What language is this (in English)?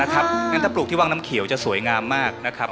Thai